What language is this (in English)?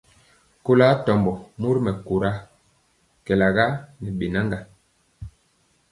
Mpiemo